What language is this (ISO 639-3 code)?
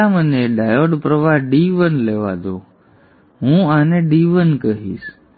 guj